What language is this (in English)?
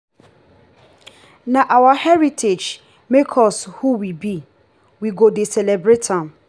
Nigerian Pidgin